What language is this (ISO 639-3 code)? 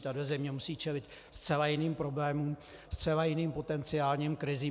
ces